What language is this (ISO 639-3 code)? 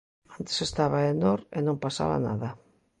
glg